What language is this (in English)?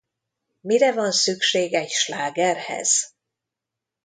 Hungarian